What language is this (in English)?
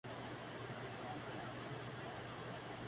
Chinese